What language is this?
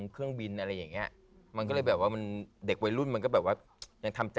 Thai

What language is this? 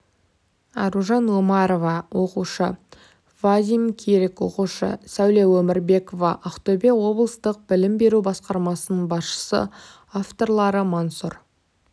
Kazakh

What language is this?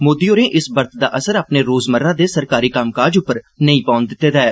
Dogri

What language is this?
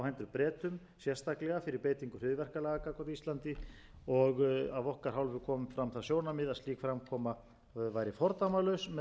Icelandic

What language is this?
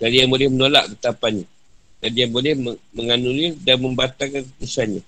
Malay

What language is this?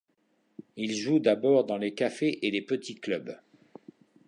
French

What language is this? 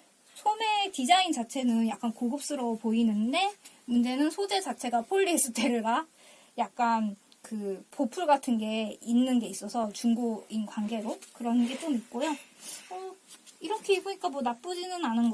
Korean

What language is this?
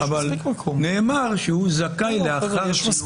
Hebrew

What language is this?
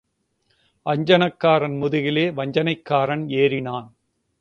Tamil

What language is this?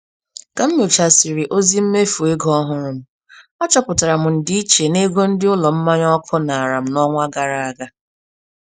Igbo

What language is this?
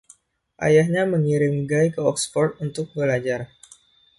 Indonesian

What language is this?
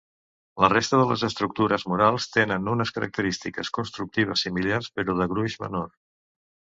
Catalan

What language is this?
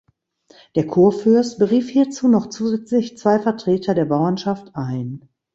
German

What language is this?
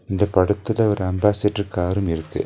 Tamil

